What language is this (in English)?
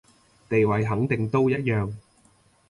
Cantonese